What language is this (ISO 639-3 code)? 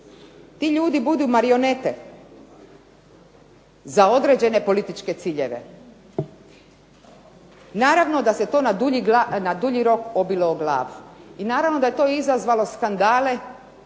hrv